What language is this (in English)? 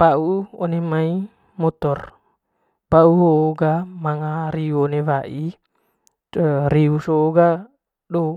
Manggarai